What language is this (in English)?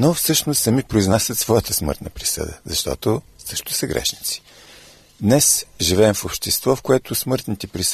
Bulgarian